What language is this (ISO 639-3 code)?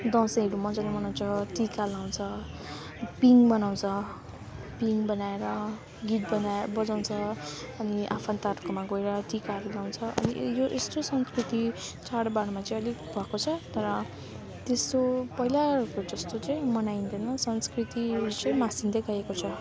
nep